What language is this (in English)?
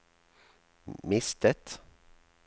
Norwegian